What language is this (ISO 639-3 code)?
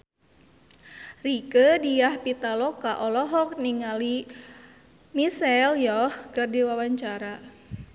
sun